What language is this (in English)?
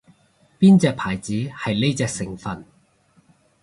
Cantonese